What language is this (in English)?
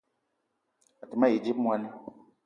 Eton (Cameroon)